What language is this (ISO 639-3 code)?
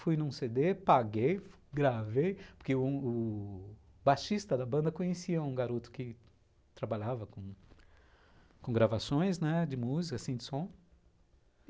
por